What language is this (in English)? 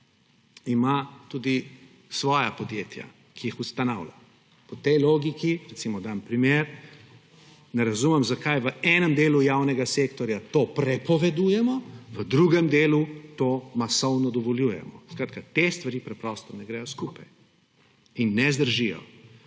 Slovenian